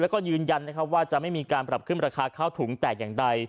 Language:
Thai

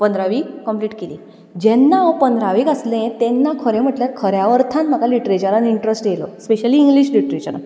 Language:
Konkani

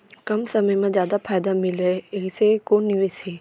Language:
Chhattisgarhi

